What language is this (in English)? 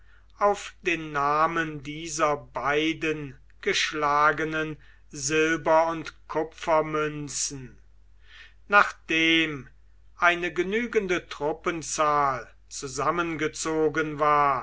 German